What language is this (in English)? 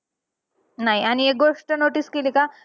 Marathi